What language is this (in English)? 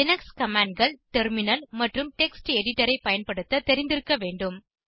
Tamil